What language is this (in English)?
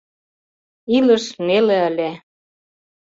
Mari